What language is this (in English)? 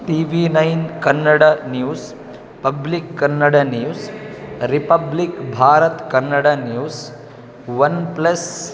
Sanskrit